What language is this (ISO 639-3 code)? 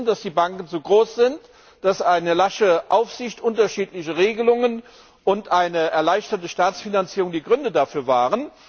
deu